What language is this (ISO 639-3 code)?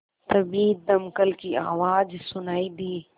hin